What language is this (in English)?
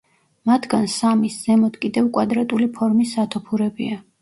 Georgian